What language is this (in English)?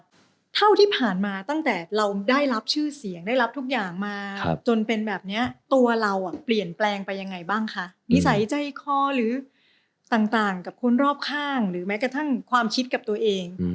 Thai